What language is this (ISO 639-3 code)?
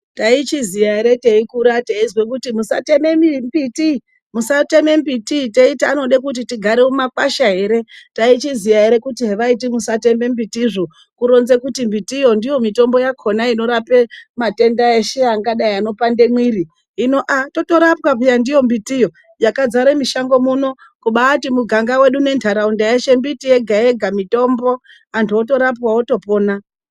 ndc